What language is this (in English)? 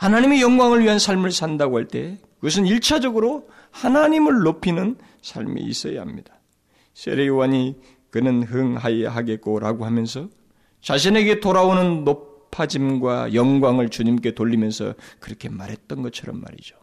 Korean